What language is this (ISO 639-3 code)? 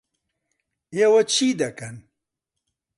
ckb